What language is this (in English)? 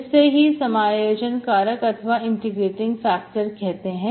Hindi